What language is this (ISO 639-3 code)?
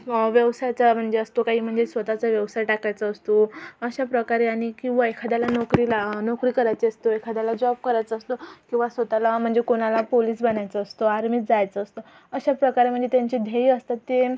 mar